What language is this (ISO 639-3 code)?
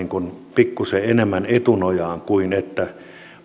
fin